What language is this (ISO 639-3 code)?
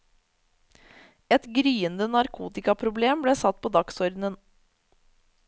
nor